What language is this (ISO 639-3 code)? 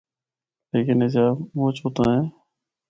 hno